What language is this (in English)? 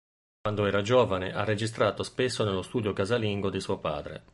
Italian